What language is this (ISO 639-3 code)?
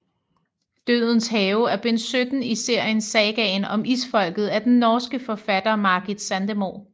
dan